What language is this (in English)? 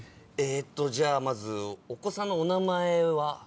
Japanese